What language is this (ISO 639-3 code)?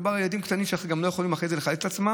heb